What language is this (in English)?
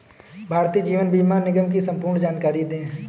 Hindi